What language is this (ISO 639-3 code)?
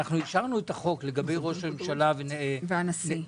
heb